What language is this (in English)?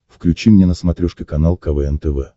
Russian